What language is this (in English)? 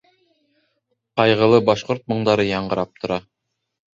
Bashkir